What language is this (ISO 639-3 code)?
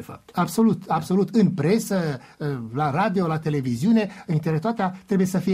ron